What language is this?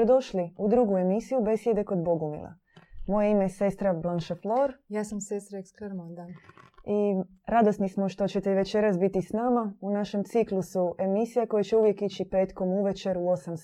Croatian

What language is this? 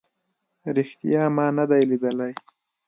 Pashto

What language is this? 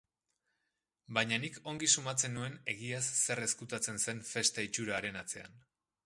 Basque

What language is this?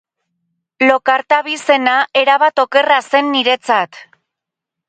Basque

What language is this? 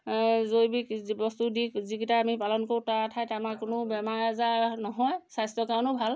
Assamese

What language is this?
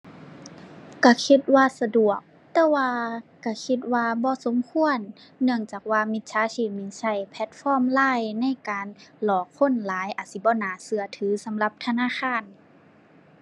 Thai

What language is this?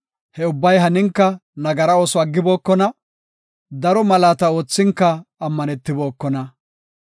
Gofa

